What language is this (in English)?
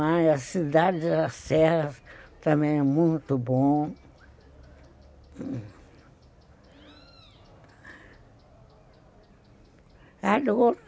Portuguese